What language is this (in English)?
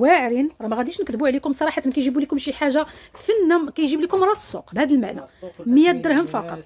Arabic